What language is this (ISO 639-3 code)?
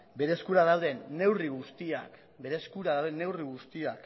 eus